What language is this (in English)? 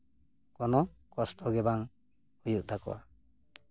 Santali